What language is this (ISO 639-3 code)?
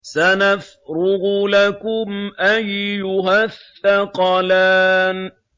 ara